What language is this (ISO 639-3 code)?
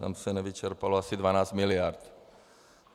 ces